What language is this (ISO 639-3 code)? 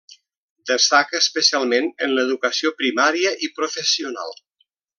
cat